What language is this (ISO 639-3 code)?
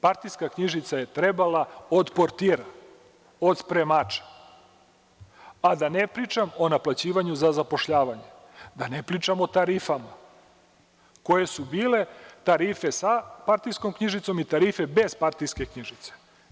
srp